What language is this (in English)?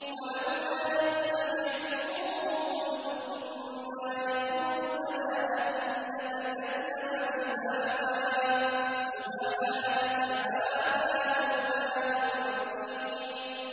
Arabic